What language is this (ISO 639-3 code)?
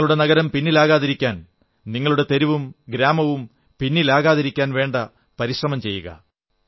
mal